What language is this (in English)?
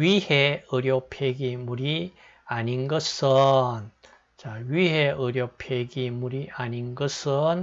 Korean